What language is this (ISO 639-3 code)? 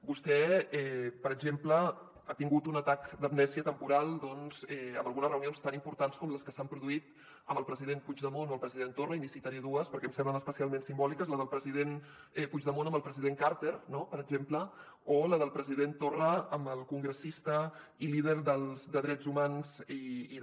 cat